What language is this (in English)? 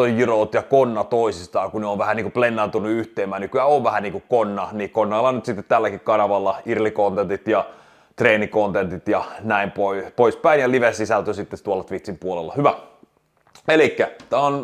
Finnish